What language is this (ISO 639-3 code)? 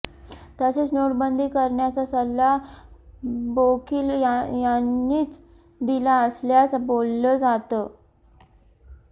mar